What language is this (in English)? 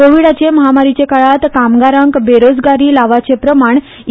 Konkani